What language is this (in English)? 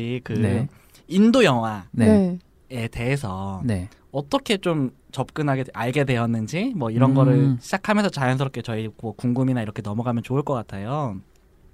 Korean